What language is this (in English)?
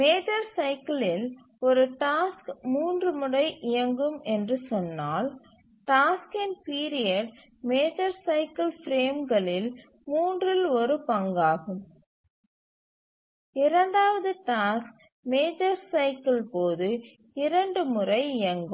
Tamil